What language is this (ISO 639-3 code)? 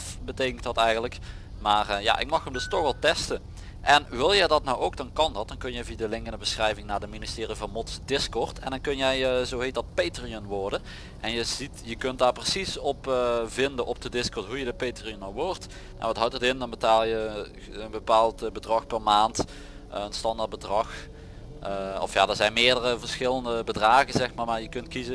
nld